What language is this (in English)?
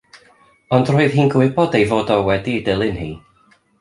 Welsh